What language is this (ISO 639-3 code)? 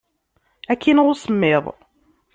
kab